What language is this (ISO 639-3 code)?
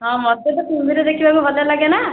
ori